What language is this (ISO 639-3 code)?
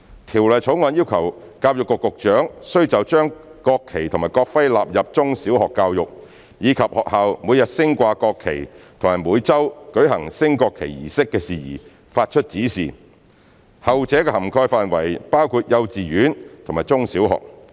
yue